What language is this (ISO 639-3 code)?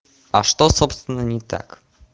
rus